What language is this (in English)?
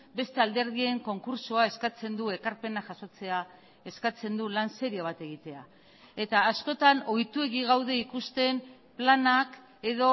Basque